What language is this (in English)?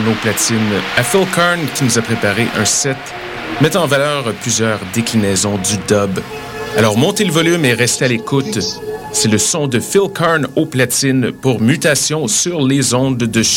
French